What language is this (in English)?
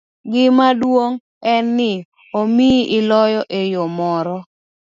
Luo (Kenya and Tanzania)